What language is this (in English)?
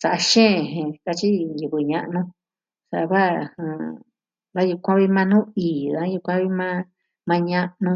Southwestern Tlaxiaco Mixtec